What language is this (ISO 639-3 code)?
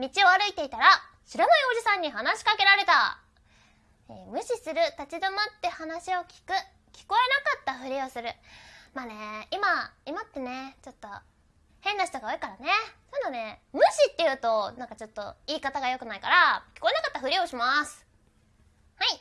jpn